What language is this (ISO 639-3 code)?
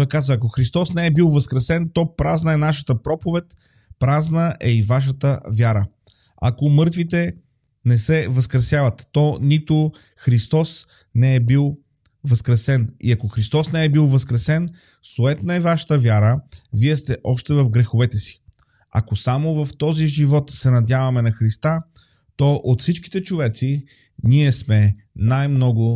bul